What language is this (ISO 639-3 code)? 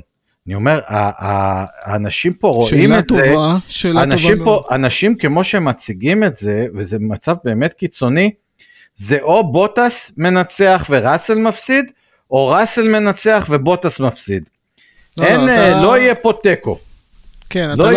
heb